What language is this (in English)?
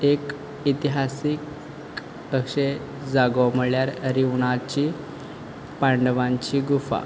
Konkani